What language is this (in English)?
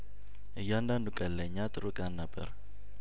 Amharic